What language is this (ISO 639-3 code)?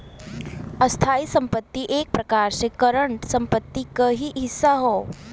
bho